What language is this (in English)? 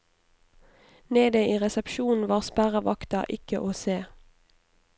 Norwegian